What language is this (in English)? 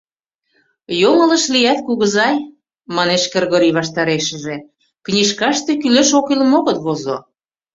Mari